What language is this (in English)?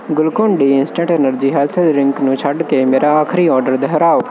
Punjabi